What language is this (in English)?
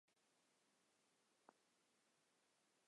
Chinese